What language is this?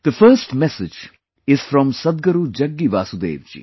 English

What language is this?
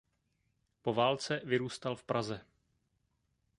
Czech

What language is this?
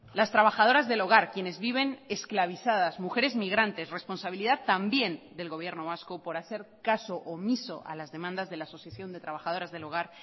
Spanish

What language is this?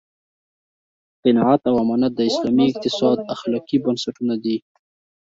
Pashto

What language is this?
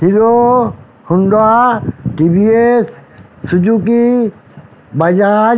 Bangla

